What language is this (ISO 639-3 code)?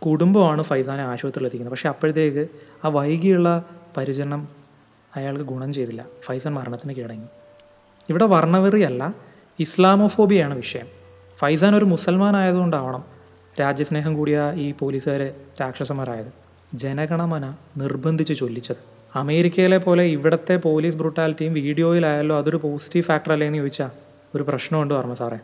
mal